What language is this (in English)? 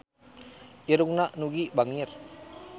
Sundanese